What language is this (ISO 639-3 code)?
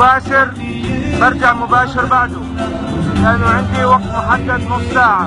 ara